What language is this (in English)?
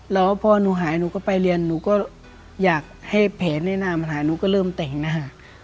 Thai